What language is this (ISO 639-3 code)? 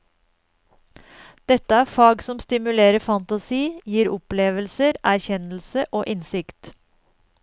nor